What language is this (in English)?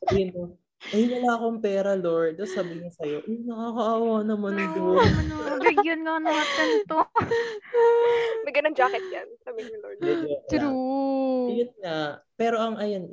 Filipino